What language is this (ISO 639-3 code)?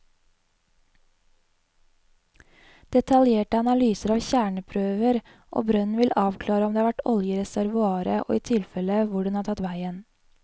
nor